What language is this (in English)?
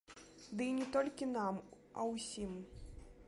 Belarusian